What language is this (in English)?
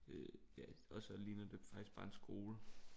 Danish